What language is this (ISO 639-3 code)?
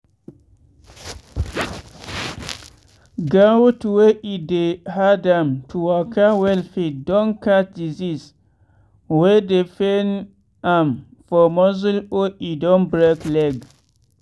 pcm